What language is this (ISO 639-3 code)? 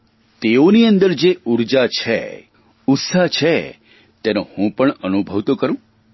guj